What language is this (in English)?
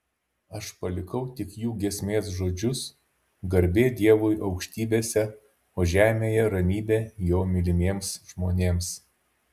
Lithuanian